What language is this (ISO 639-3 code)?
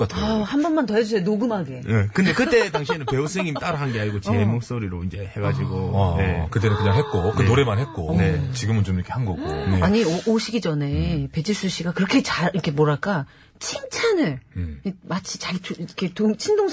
kor